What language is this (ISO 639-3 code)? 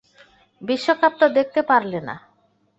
ben